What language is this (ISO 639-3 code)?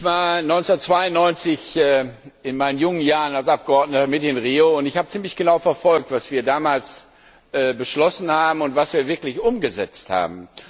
deu